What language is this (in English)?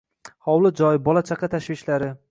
Uzbek